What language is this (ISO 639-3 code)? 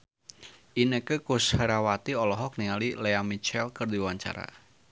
sun